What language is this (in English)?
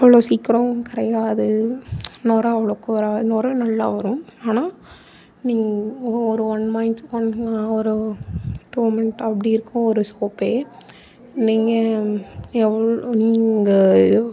Tamil